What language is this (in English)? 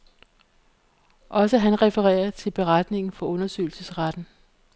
Danish